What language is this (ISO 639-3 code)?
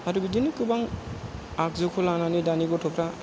brx